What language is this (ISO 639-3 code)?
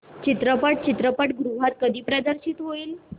mar